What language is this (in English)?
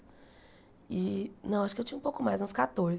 Portuguese